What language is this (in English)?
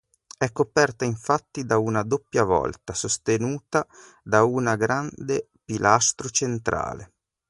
Italian